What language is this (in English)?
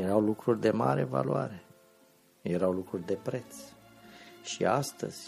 Romanian